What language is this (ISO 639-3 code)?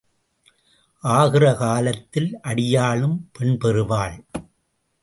tam